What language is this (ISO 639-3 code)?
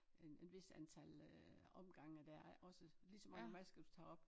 dan